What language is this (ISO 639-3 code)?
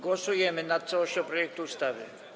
pol